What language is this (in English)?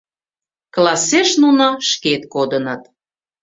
Mari